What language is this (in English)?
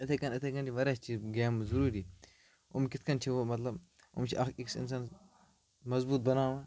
Kashmiri